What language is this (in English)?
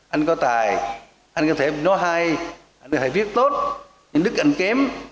Vietnamese